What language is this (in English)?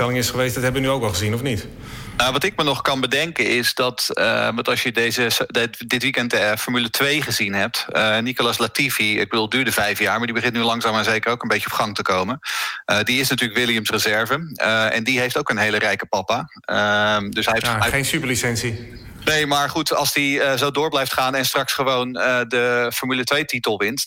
Dutch